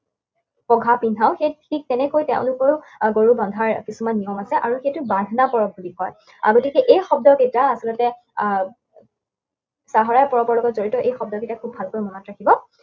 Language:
Assamese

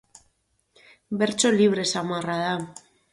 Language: Basque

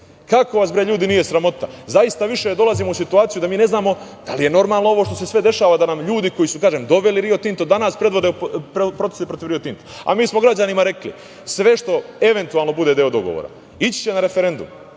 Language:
Serbian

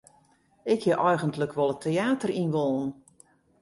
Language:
Western Frisian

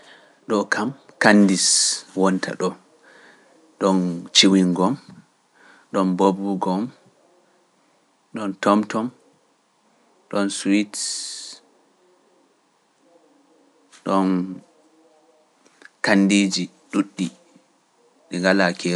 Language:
Pular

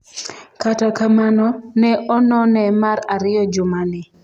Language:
Luo (Kenya and Tanzania)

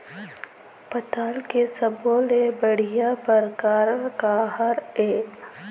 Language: Chhattisgarhi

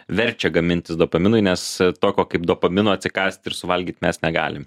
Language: Lithuanian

